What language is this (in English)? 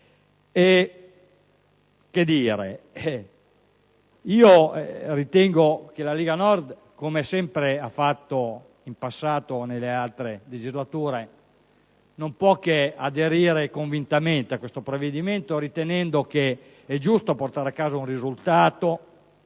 Italian